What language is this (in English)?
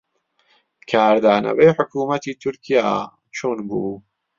Central Kurdish